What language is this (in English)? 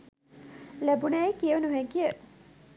Sinhala